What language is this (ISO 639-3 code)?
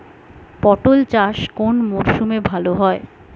ben